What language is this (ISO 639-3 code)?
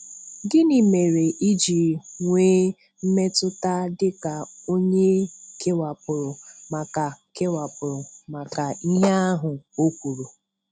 ibo